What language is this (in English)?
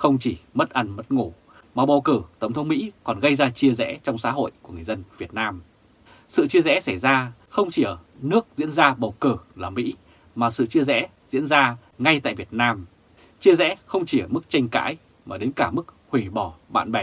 Vietnamese